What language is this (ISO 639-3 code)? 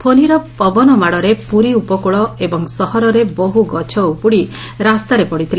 ori